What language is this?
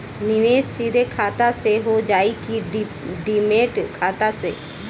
Bhojpuri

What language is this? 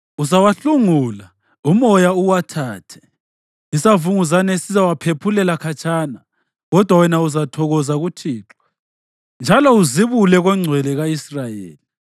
North Ndebele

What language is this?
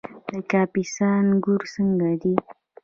Pashto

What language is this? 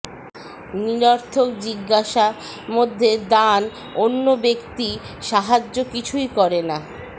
Bangla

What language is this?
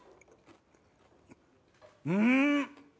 Japanese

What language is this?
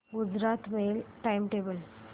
Marathi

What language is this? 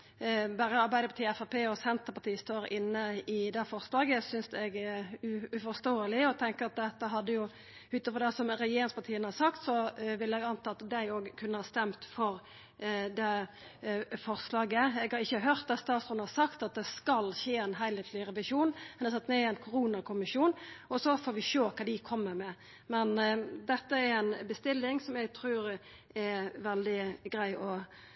Norwegian Nynorsk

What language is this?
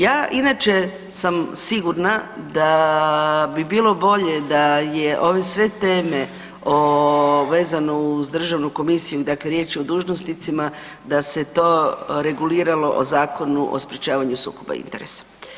Croatian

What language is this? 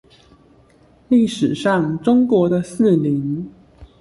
Chinese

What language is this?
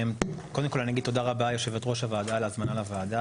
Hebrew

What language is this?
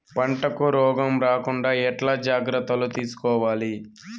Telugu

